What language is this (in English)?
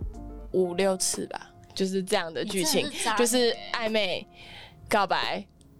Chinese